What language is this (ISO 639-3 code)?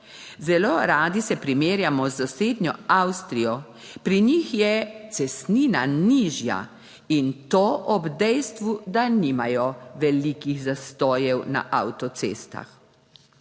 slv